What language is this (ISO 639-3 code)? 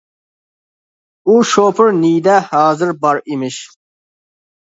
uig